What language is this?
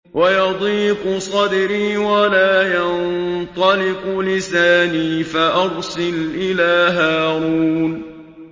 Arabic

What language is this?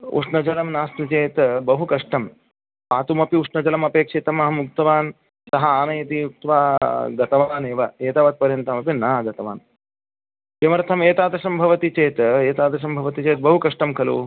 Sanskrit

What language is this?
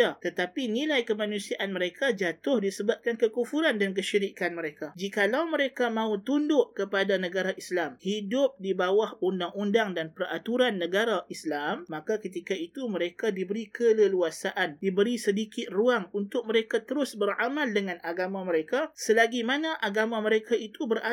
Malay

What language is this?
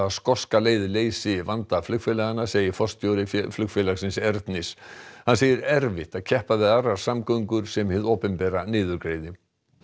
Icelandic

